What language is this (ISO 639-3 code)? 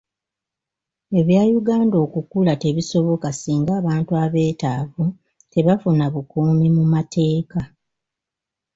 lug